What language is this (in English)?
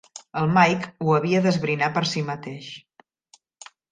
Catalan